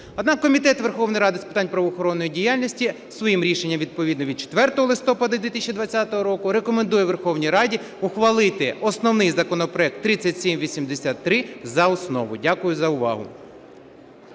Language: Ukrainian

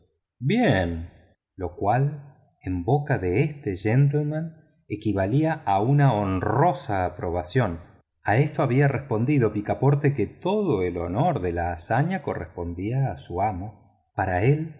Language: Spanish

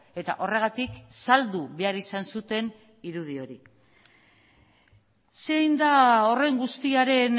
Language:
Basque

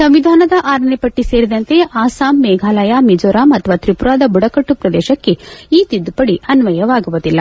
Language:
Kannada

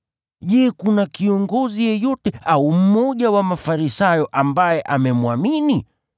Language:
Swahili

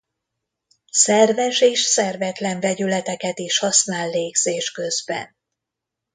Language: Hungarian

